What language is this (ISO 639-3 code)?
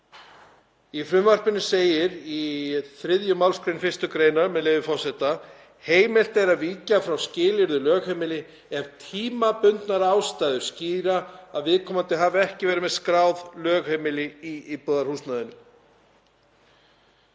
isl